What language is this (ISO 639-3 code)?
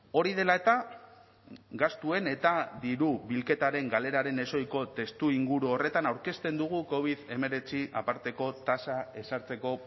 eus